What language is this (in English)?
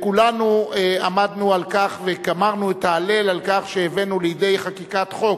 Hebrew